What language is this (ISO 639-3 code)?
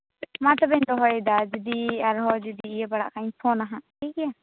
sat